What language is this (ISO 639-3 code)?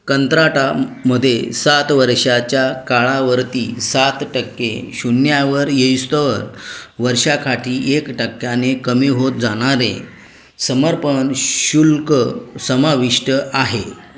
mar